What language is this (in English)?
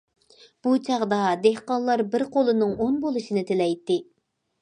Uyghur